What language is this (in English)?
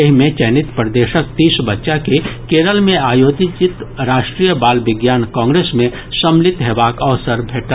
Maithili